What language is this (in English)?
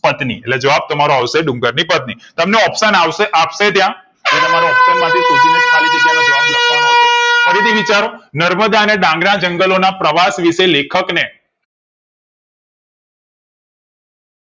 Gujarati